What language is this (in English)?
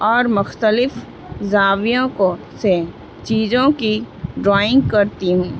Urdu